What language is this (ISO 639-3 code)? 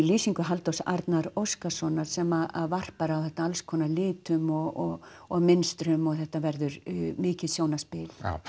isl